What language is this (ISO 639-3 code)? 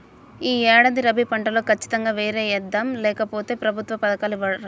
tel